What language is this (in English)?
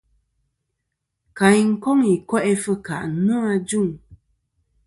Kom